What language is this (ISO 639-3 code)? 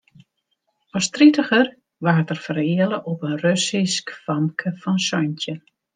fry